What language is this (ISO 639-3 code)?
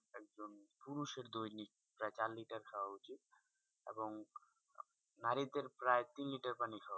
ben